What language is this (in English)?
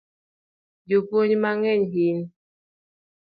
Luo (Kenya and Tanzania)